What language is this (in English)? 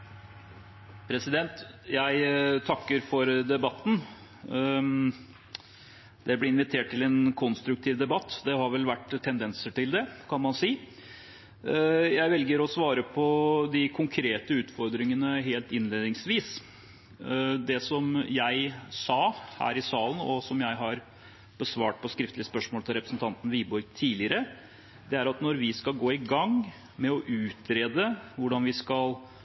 Norwegian Bokmål